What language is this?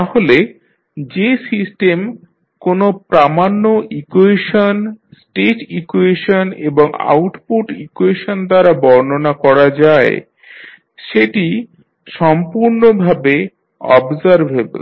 Bangla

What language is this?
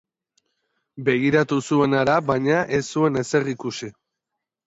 Basque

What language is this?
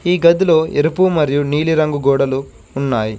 Telugu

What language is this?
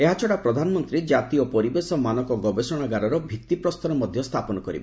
Odia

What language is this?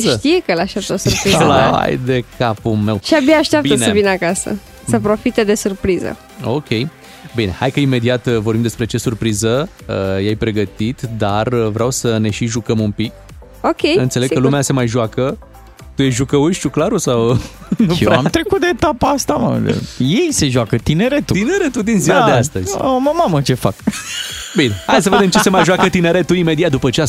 Romanian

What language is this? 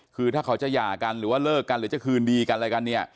Thai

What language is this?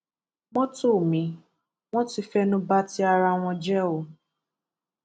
Yoruba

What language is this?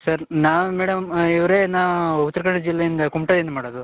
Kannada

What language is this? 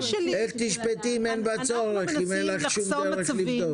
Hebrew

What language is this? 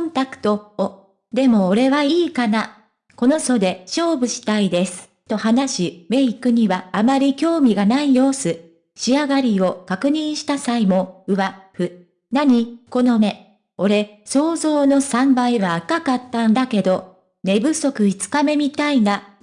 Japanese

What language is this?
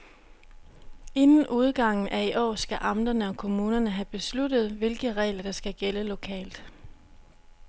Danish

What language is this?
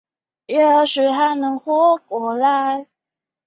Chinese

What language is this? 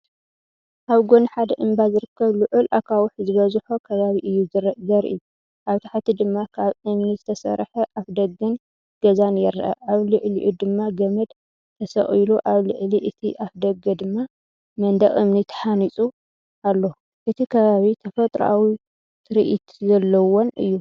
Tigrinya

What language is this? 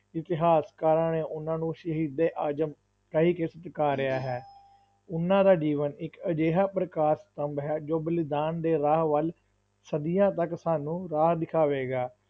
Punjabi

